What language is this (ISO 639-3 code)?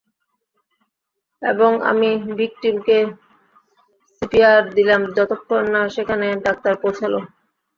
ben